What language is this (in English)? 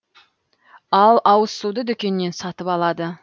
Kazakh